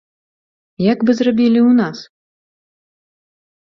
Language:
Belarusian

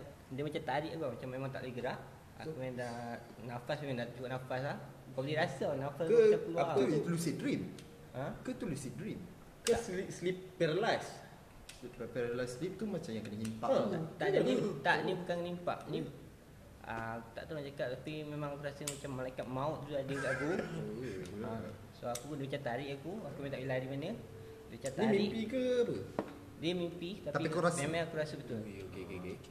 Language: Malay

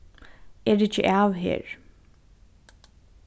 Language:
Faroese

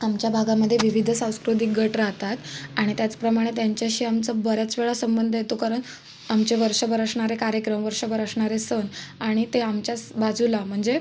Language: Marathi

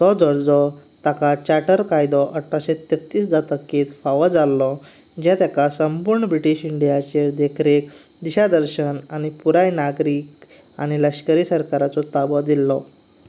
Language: Konkani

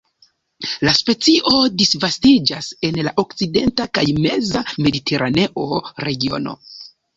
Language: Esperanto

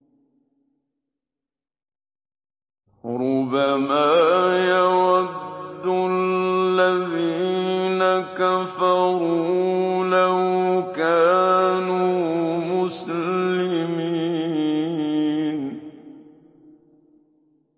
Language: Arabic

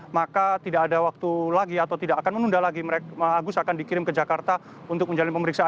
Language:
Indonesian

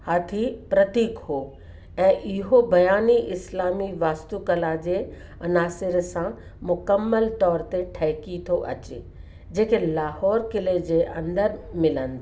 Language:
Sindhi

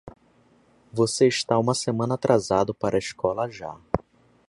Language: Portuguese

